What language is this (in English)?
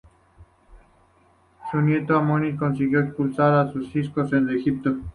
Spanish